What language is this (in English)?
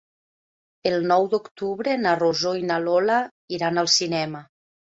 Catalan